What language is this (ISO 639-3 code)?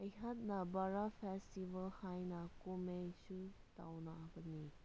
mni